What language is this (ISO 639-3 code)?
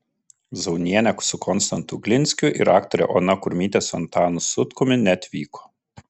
lit